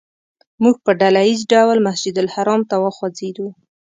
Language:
Pashto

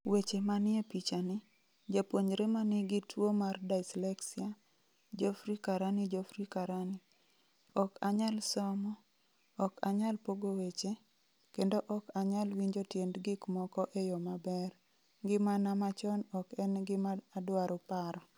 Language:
Luo (Kenya and Tanzania)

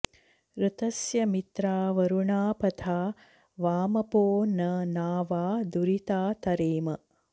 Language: Sanskrit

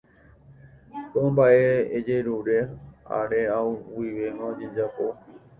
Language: Guarani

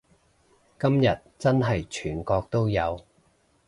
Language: Cantonese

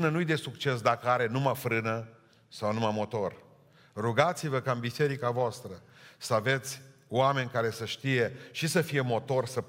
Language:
Romanian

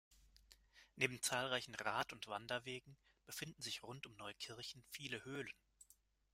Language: German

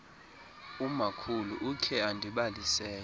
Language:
Xhosa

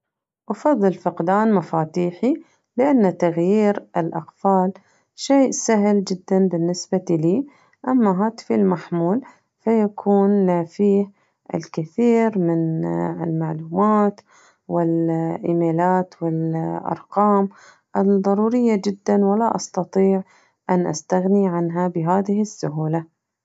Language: Najdi Arabic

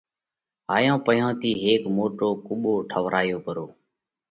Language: Parkari Koli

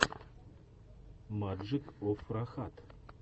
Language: Russian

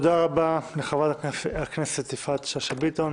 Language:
Hebrew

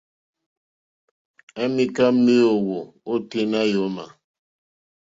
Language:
Mokpwe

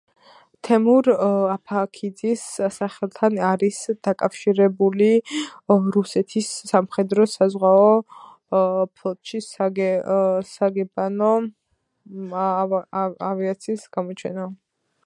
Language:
Georgian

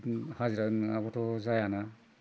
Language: Bodo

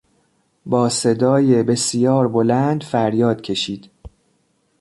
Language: Persian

